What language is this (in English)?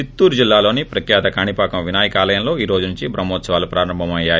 Telugu